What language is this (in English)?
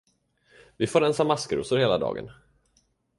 Swedish